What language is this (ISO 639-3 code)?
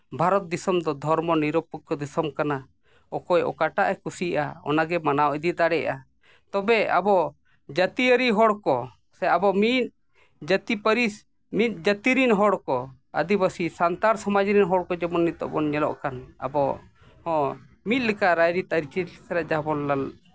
sat